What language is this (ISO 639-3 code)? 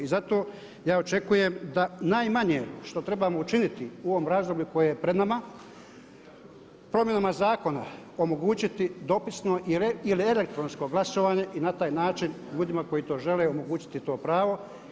hrv